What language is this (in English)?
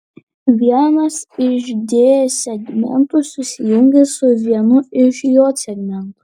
Lithuanian